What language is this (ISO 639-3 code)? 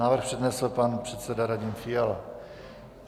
ces